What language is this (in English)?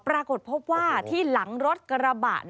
Thai